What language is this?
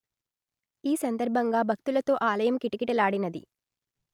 Telugu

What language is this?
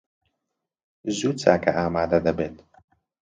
Central Kurdish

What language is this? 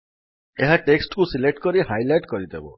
Odia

